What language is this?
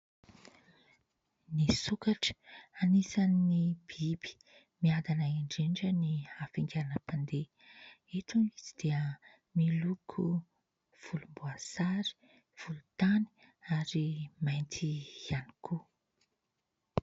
Malagasy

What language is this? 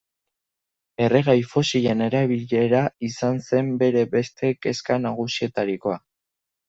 Basque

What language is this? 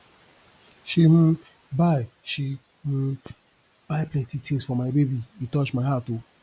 Nigerian Pidgin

